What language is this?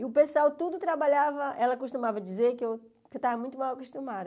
Portuguese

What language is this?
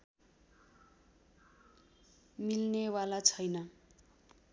Nepali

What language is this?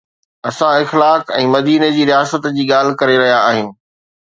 Sindhi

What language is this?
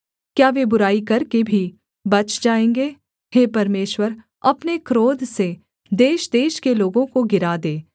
Hindi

